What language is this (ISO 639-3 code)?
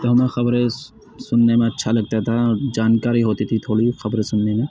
urd